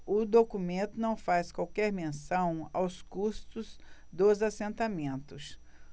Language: Portuguese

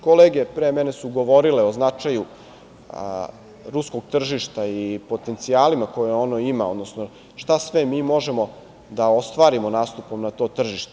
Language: Serbian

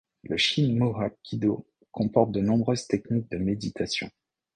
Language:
French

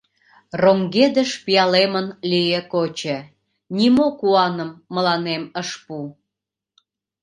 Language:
Mari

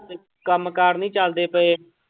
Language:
Punjabi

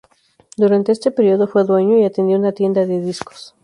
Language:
Spanish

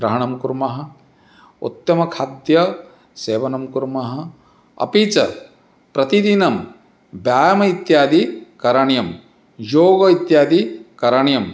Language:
Sanskrit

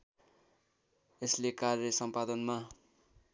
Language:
Nepali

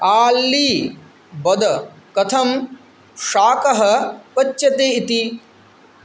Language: Sanskrit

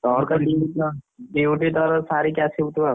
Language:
Odia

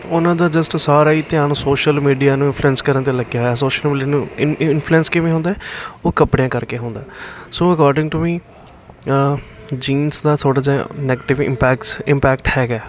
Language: Punjabi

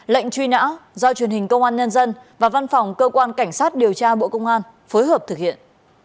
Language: Vietnamese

